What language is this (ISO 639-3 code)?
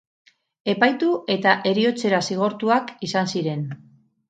eus